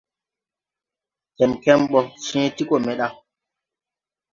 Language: Tupuri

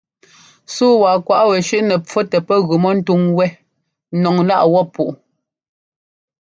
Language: Ngomba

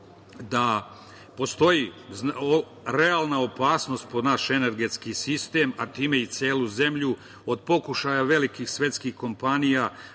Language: Serbian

